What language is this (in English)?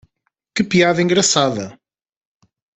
Portuguese